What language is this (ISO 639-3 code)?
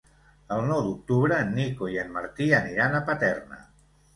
cat